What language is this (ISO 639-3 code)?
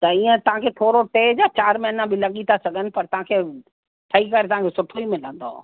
snd